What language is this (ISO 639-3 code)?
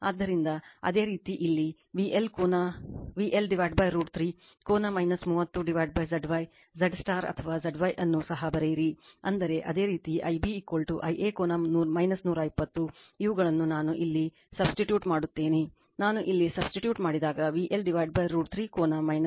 kan